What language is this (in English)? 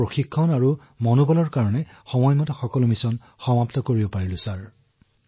Assamese